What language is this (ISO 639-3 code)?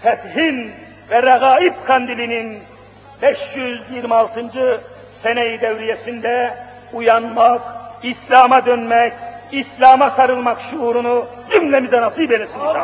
tur